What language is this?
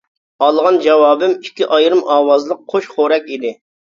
Uyghur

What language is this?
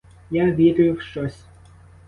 Ukrainian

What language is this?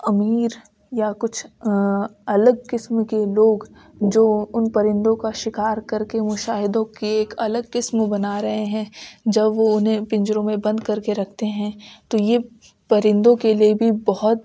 Urdu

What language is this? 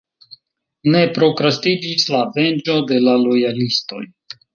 Esperanto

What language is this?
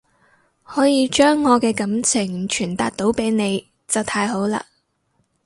Cantonese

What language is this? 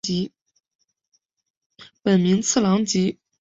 Chinese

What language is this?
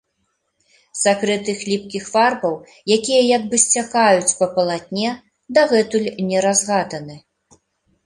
Belarusian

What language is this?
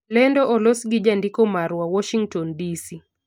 Luo (Kenya and Tanzania)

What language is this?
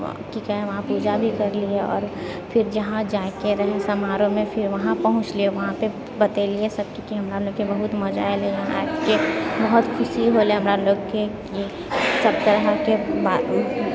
Maithili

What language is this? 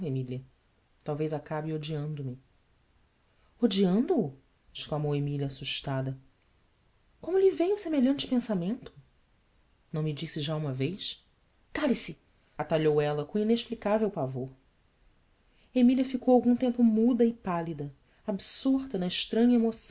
Portuguese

